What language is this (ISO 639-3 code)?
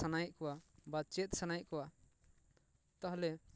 sat